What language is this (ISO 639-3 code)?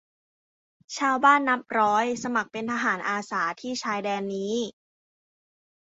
tha